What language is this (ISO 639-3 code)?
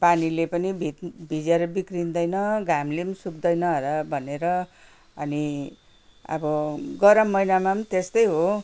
nep